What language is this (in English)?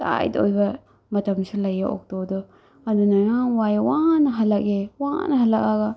Manipuri